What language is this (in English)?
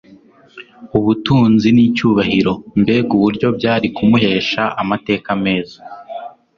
Kinyarwanda